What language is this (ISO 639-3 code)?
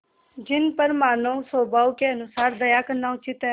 hin